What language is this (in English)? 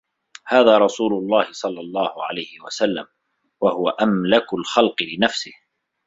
Arabic